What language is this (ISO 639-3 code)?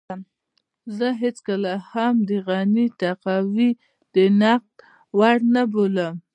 pus